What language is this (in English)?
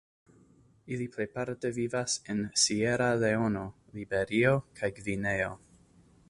Esperanto